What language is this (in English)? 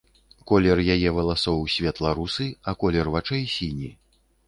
Belarusian